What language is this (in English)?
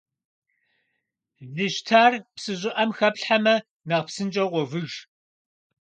Kabardian